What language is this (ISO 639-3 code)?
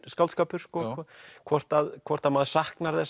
isl